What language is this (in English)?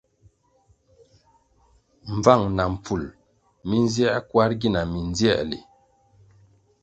Kwasio